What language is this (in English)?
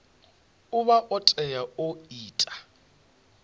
Venda